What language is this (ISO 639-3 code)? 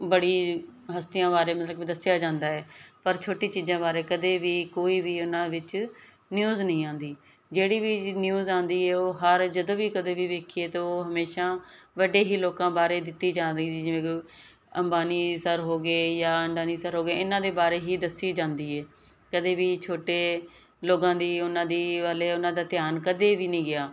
pan